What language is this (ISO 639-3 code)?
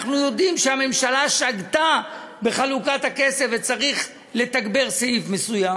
heb